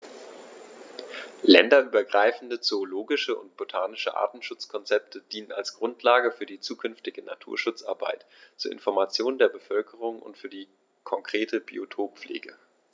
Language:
German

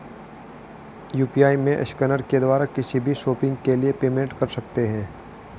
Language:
Hindi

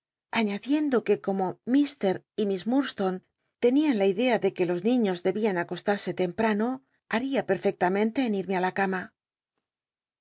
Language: Spanish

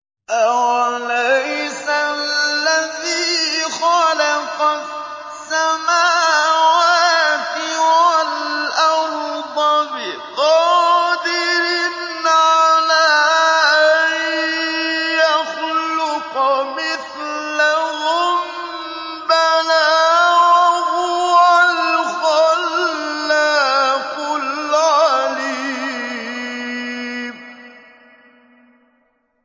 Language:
Arabic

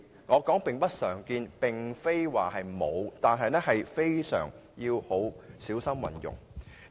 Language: Cantonese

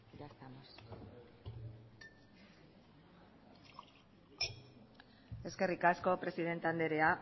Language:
Basque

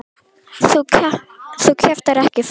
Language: Icelandic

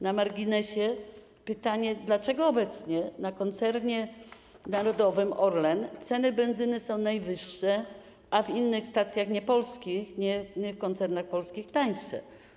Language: Polish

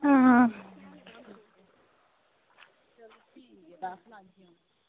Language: Dogri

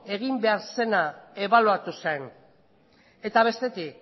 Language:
Basque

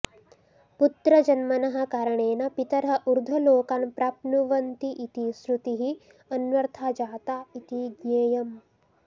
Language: Sanskrit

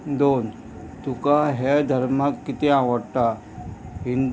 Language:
Konkani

